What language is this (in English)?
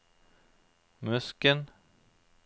Norwegian